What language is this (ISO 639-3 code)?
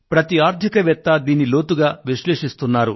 tel